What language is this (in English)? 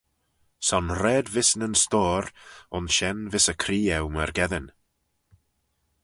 Manx